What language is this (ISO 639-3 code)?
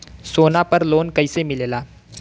bho